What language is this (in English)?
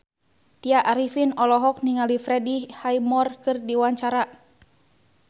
Sundanese